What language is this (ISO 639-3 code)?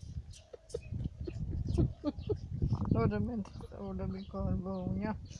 hun